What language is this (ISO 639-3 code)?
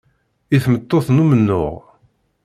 kab